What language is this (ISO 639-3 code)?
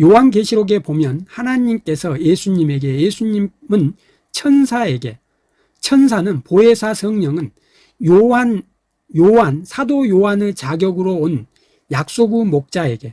kor